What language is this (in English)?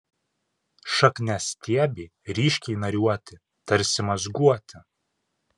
Lithuanian